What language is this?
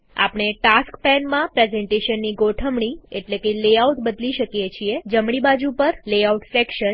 Gujarati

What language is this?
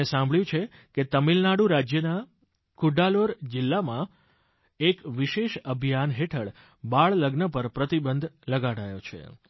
Gujarati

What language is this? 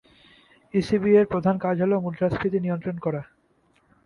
Bangla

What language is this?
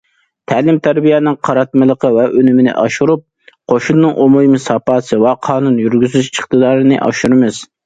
Uyghur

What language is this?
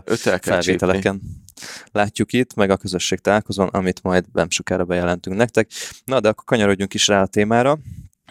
Hungarian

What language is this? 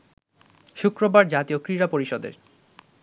Bangla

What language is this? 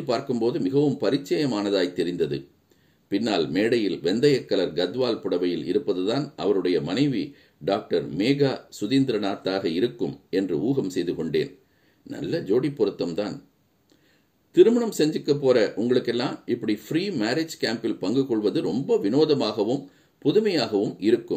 Tamil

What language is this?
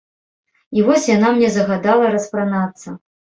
Belarusian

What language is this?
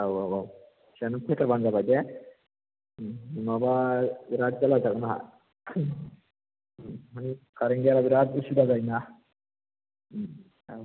Bodo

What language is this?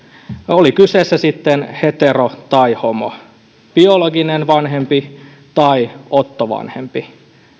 Finnish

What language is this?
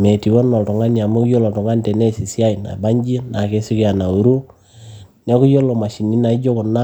Masai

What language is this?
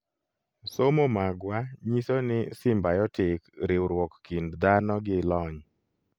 Luo (Kenya and Tanzania)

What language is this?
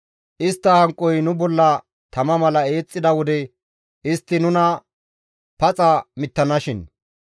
Gamo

